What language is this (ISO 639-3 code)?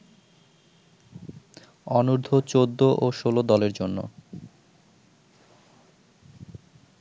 ben